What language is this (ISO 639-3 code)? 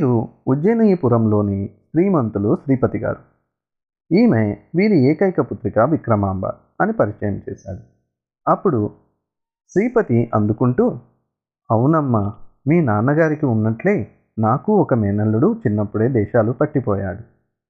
tel